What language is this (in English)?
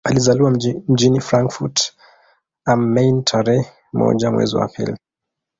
Swahili